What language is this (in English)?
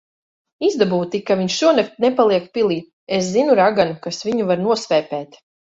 Latvian